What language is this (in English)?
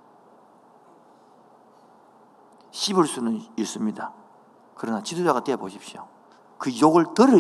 Korean